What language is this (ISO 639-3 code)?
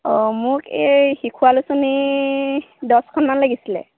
asm